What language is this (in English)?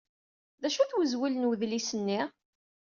Kabyle